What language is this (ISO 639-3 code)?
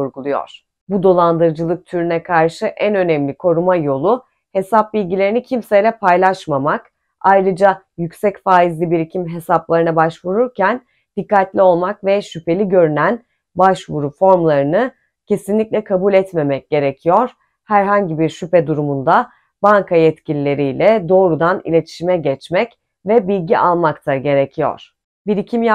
tur